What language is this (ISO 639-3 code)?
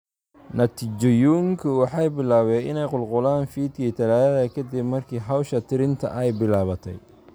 som